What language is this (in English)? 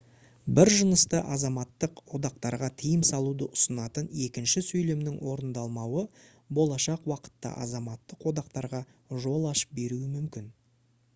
Kazakh